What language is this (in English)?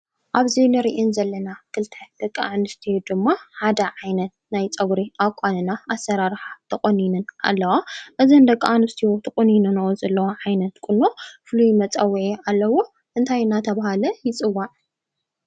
Tigrinya